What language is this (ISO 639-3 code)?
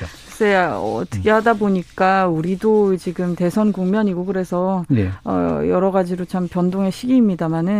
kor